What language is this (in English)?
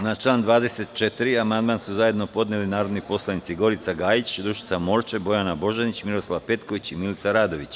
Serbian